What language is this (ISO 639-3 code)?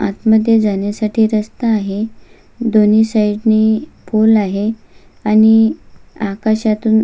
mar